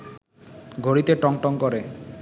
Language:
Bangla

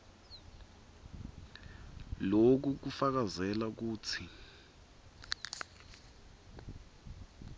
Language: Swati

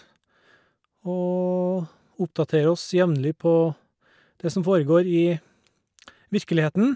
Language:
Norwegian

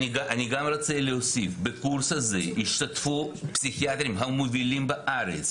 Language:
Hebrew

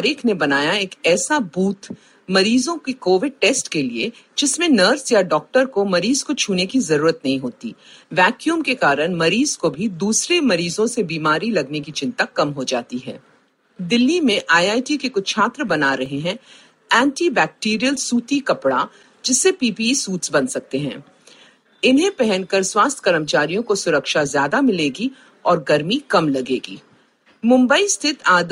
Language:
Hindi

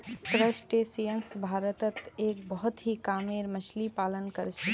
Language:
Magahi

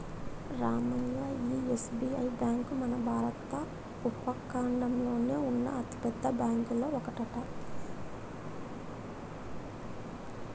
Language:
Telugu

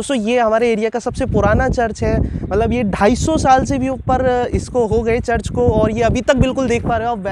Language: Hindi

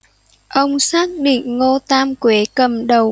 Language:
Vietnamese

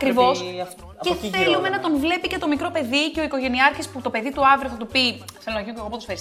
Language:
Greek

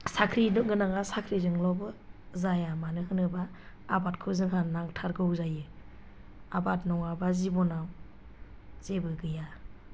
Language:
Bodo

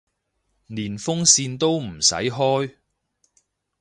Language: Cantonese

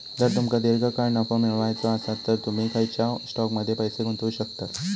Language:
Marathi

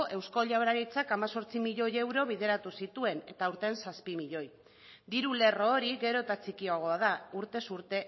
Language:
Basque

